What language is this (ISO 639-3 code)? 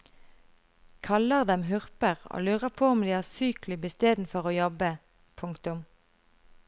nor